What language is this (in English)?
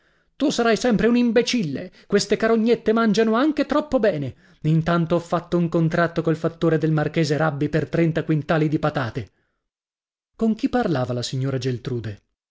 Italian